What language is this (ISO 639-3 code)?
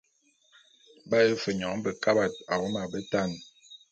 bum